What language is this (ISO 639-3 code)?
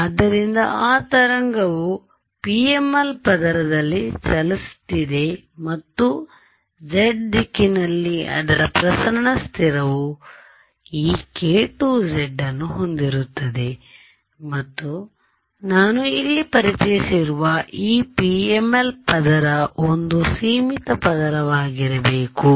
kan